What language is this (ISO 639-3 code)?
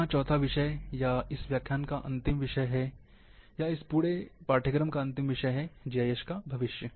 hin